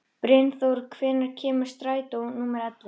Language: Icelandic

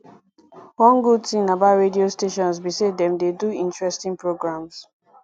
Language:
Nigerian Pidgin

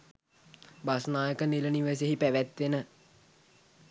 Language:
Sinhala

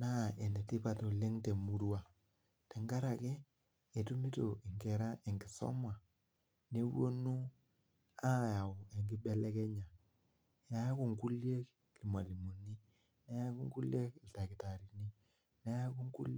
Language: Masai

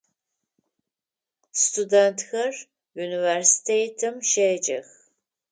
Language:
Adyghe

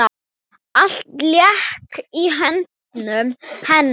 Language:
Icelandic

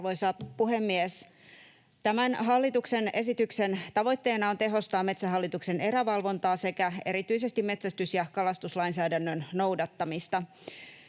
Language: Finnish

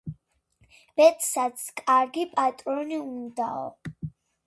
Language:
Georgian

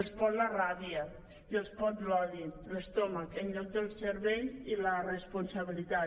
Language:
Catalan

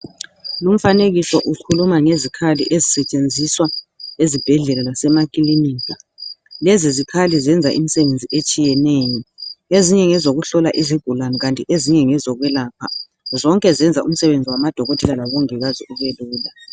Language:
North Ndebele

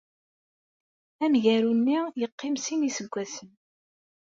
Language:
Kabyle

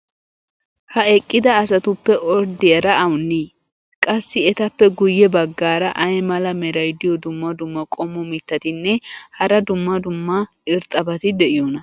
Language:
Wolaytta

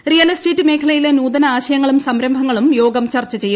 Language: Malayalam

